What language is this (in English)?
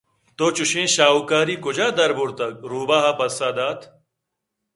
Eastern Balochi